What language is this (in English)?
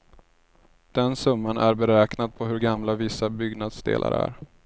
Swedish